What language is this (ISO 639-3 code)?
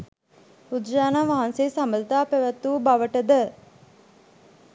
sin